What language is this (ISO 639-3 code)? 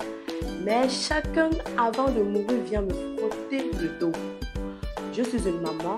fra